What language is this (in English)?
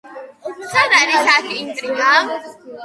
Georgian